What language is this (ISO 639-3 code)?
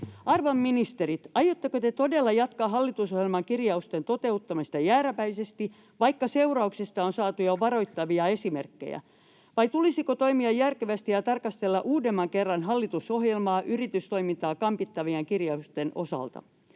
fin